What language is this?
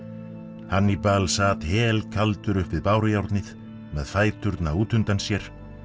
Icelandic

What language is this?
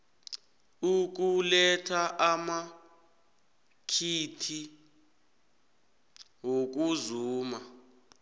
South Ndebele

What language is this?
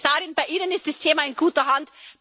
German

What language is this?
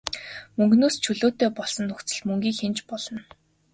Mongolian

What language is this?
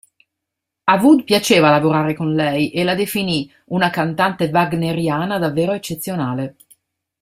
Italian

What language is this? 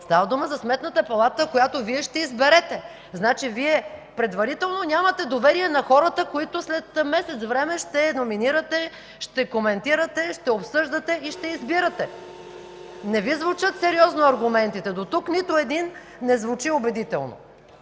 Bulgarian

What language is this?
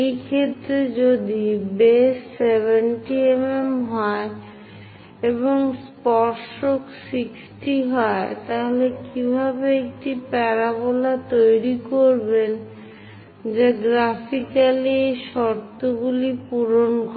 Bangla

